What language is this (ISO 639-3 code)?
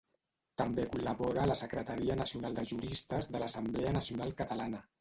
cat